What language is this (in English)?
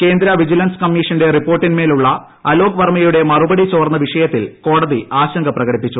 Malayalam